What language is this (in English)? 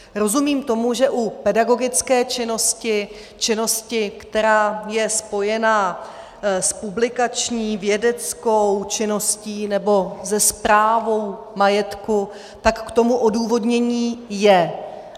Czech